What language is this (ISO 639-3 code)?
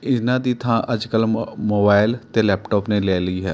pan